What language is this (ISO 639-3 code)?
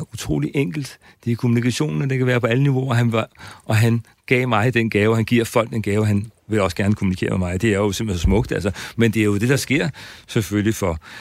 dan